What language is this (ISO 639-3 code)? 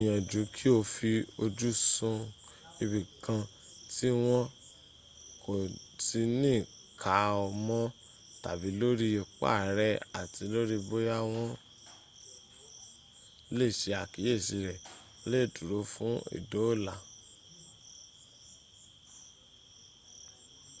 yor